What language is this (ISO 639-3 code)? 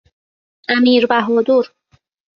fas